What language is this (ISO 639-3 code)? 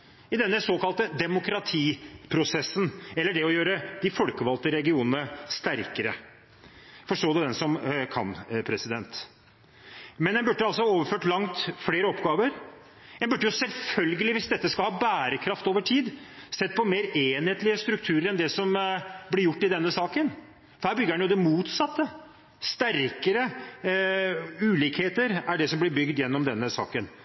nob